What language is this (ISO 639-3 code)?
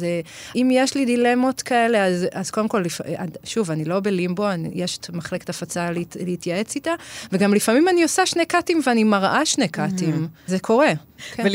heb